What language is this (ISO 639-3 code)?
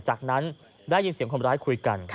tha